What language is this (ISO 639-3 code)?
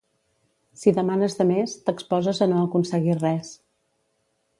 cat